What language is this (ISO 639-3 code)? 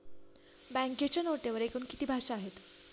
mar